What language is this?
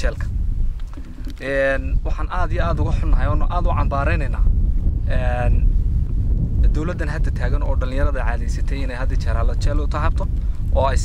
Arabic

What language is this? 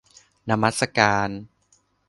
Thai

